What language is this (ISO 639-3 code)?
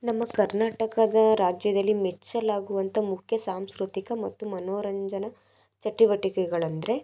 kan